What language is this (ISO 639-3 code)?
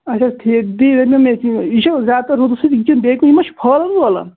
kas